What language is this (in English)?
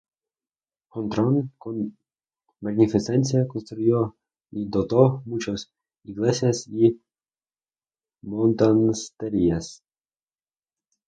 Spanish